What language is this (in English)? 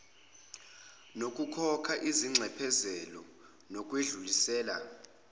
Zulu